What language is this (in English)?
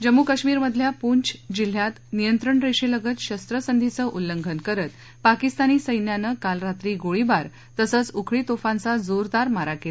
Marathi